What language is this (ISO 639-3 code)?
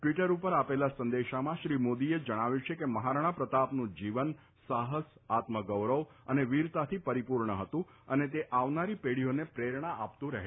guj